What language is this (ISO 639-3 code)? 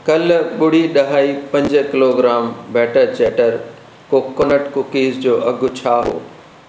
snd